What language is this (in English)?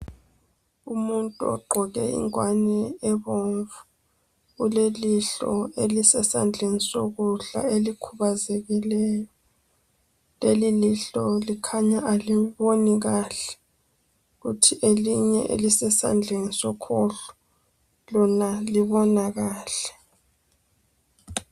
North Ndebele